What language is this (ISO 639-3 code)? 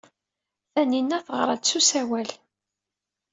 kab